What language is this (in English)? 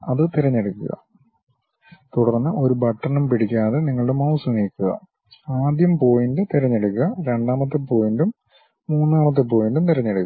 Malayalam